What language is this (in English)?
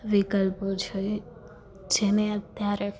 Gujarati